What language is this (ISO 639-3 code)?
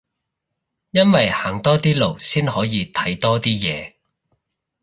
yue